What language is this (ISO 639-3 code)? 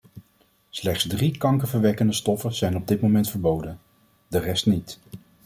nld